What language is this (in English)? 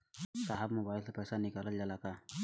Bhojpuri